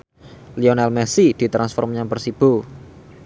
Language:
Javanese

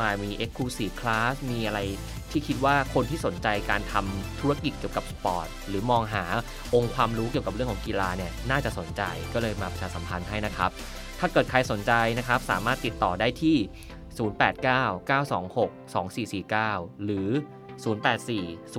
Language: Thai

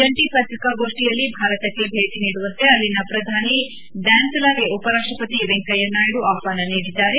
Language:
Kannada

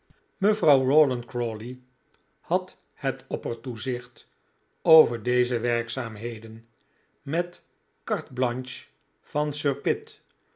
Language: Dutch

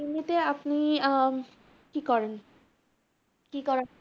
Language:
Bangla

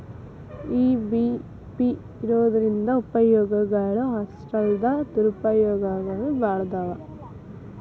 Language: Kannada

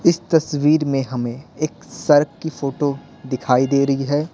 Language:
Hindi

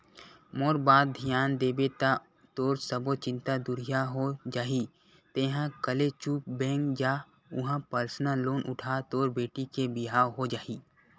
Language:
Chhattisgarhi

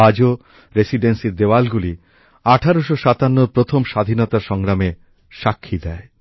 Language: Bangla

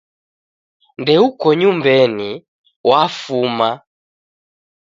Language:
Taita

